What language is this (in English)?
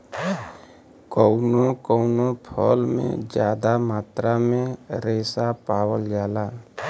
Bhojpuri